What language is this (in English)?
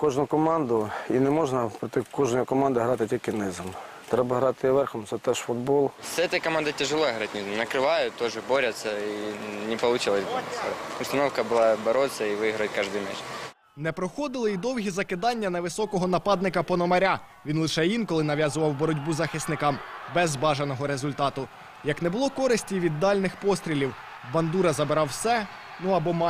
Ukrainian